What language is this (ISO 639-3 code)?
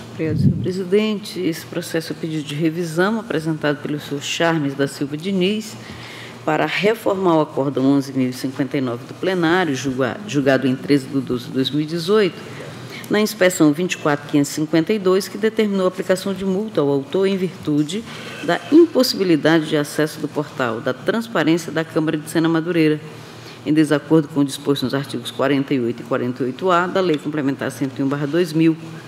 por